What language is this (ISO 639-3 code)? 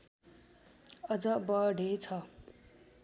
nep